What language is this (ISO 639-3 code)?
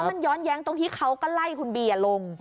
tha